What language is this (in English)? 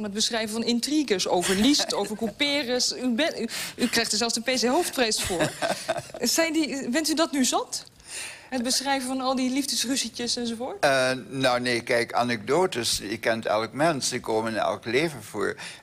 Dutch